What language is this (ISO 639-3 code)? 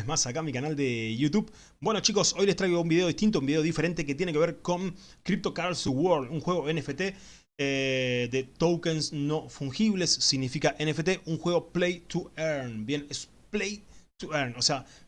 spa